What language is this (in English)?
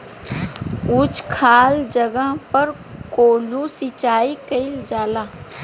Bhojpuri